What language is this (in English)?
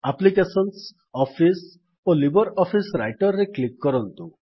Odia